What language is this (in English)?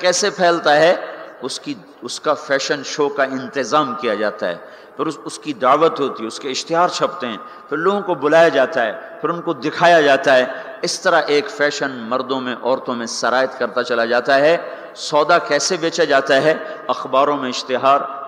Urdu